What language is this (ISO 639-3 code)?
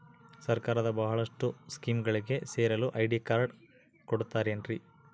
kan